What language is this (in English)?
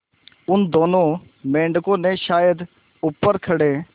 Hindi